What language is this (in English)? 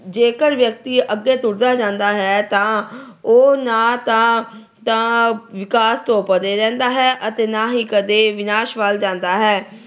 Punjabi